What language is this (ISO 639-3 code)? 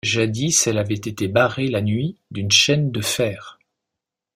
fra